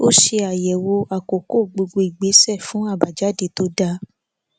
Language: Yoruba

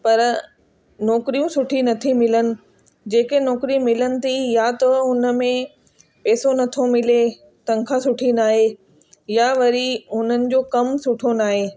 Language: Sindhi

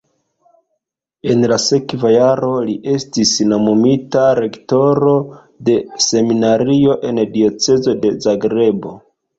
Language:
Esperanto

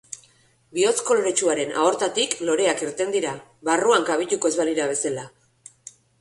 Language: Basque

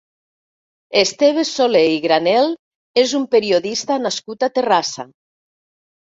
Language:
Catalan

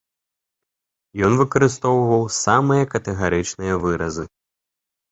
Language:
Belarusian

